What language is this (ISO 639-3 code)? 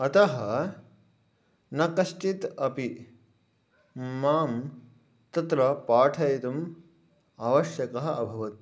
san